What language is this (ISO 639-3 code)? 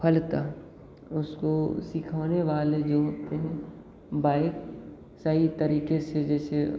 hin